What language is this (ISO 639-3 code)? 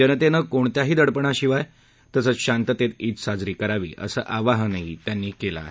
mar